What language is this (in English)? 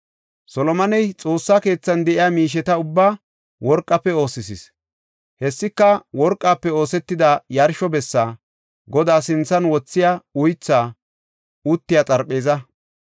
Gofa